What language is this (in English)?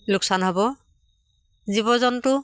Assamese